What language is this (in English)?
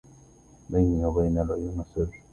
Arabic